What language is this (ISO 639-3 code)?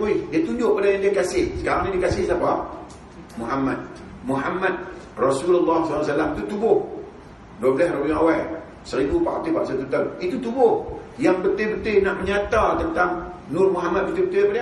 msa